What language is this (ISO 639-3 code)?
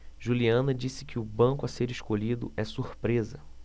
por